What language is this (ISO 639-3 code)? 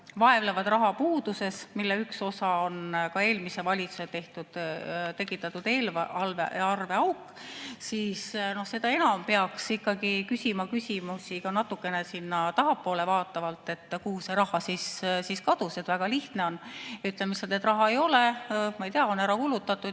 est